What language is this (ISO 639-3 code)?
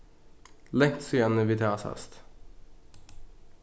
fao